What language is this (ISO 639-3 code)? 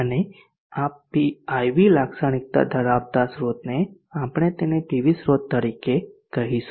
guj